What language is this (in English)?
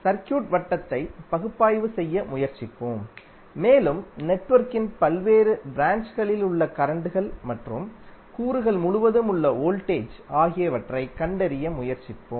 Tamil